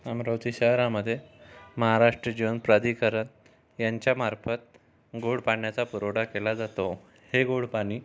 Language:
Marathi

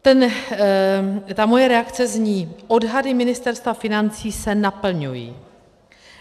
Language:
Czech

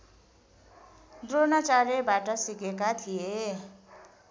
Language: Nepali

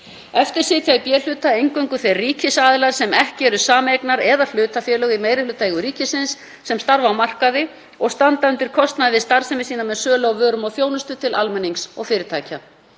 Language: Icelandic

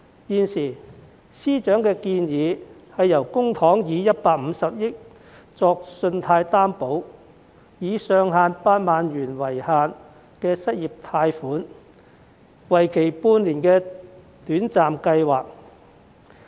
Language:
Cantonese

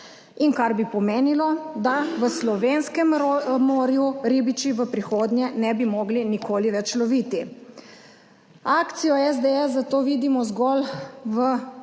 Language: Slovenian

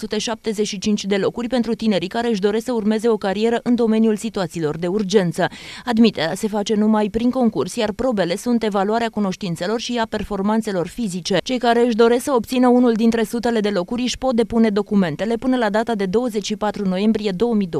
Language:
Romanian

